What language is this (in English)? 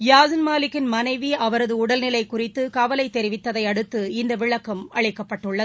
Tamil